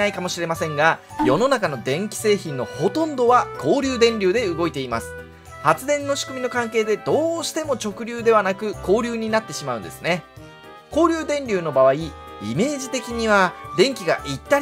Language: Japanese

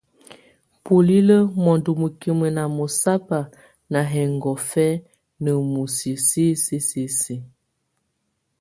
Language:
Tunen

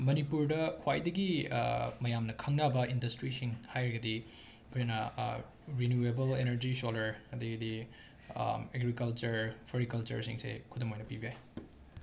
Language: Manipuri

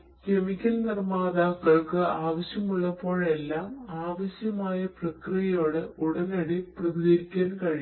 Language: Malayalam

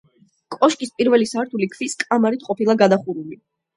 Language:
Georgian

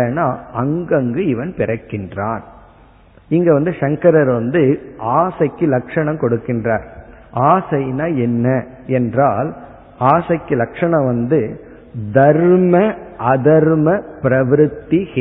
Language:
Tamil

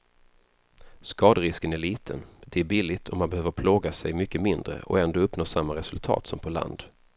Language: Swedish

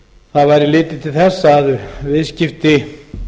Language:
Icelandic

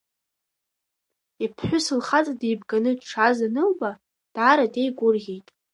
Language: Abkhazian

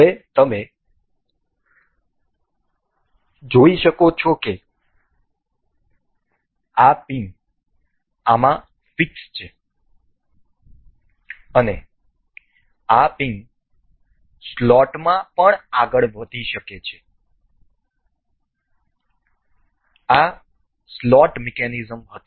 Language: Gujarati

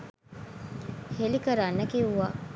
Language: Sinhala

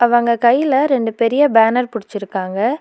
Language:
Tamil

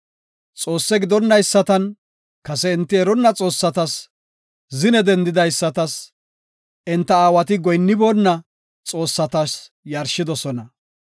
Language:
Gofa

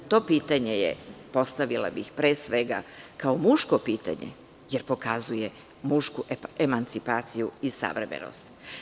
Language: Serbian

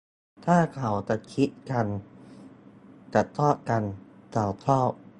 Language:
Thai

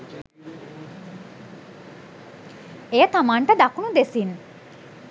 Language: Sinhala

